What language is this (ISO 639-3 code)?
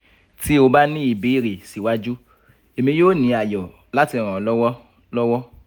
yor